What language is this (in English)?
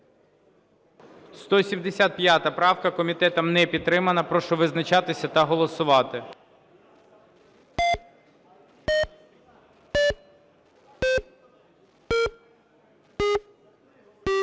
Ukrainian